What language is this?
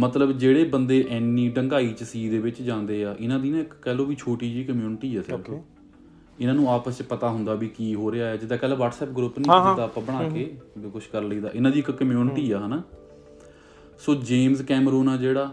Punjabi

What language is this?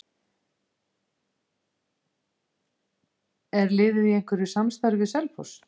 Icelandic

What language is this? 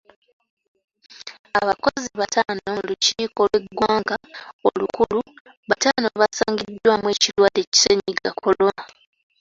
Ganda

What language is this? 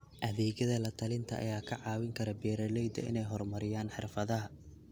Somali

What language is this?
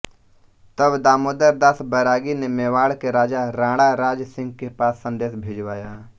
Hindi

